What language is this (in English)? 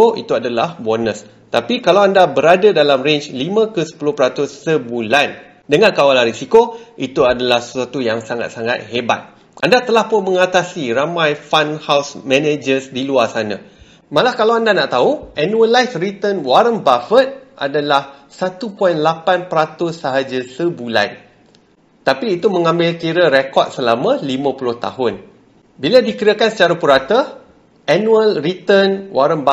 Malay